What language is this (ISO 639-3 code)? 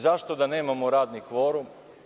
srp